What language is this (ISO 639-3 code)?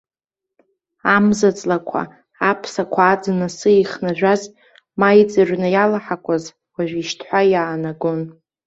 abk